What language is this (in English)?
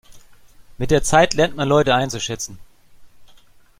German